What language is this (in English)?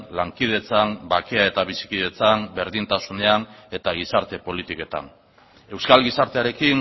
Basque